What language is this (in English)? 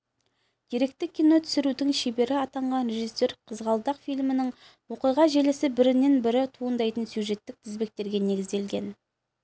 Kazakh